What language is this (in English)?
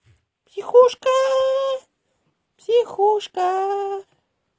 Russian